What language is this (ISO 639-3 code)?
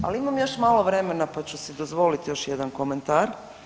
hrv